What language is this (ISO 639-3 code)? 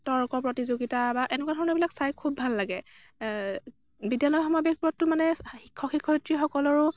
asm